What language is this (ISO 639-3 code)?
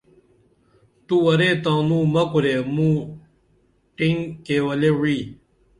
dml